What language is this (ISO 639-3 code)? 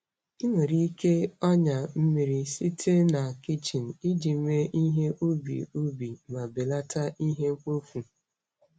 ibo